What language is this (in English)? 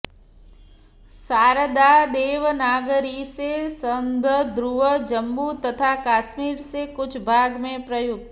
Sanskrit